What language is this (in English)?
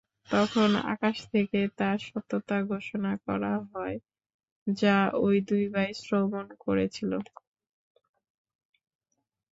Bangla